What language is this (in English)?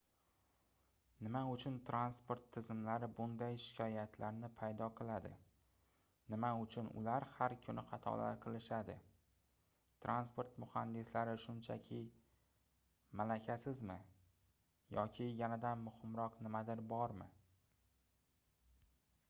Uzbek